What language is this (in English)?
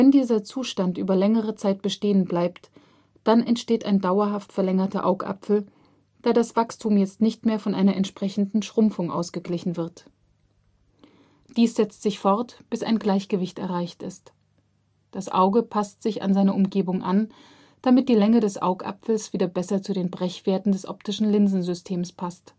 German